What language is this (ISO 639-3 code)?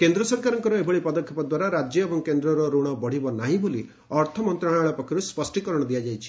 ori